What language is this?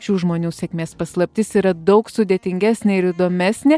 Lithuanian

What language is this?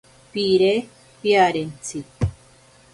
Ashéninka Perené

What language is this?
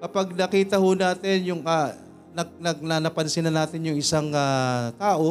Filipino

